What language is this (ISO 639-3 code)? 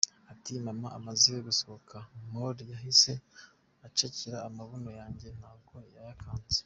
kin